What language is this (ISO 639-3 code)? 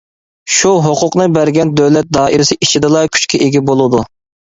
uig